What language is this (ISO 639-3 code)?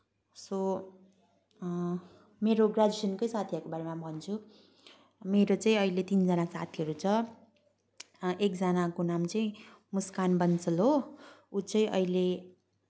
nep